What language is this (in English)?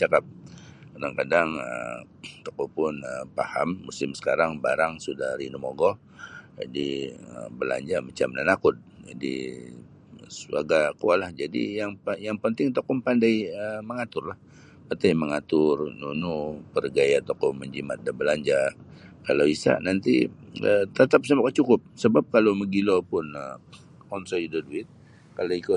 Sabah Bisaya